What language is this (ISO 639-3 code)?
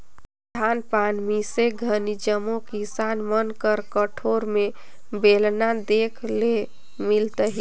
hne